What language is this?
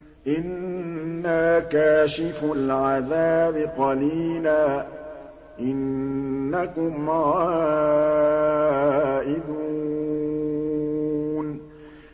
Arabic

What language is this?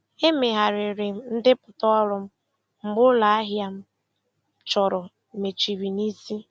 Igbo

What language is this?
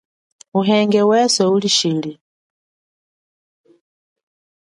Chokwe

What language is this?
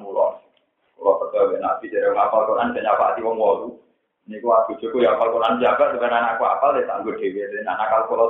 Indonesian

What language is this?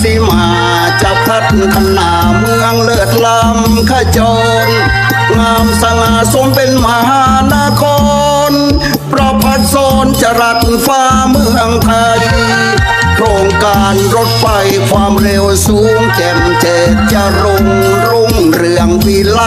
Thai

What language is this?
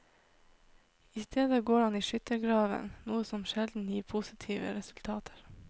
Norwegian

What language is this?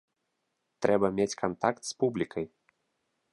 Belarusian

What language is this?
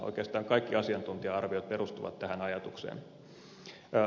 Finnish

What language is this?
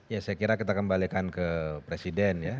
Indonesian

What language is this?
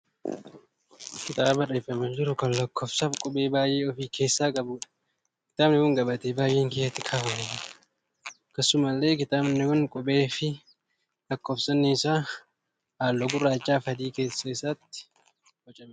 Oromo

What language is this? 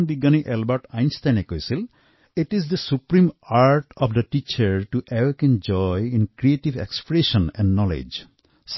Assamese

